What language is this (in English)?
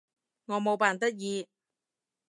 Cantonese